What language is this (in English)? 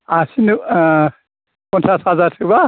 Bodo